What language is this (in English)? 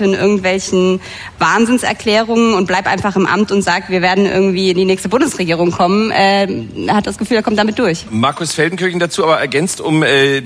German